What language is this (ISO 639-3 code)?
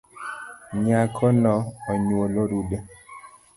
luo